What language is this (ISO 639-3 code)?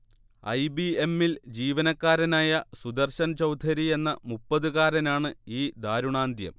mal